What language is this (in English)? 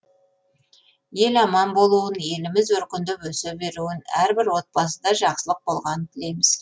Kazakh